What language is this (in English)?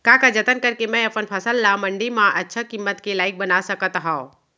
Chhattisgarhi